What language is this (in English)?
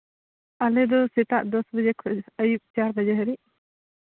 Santali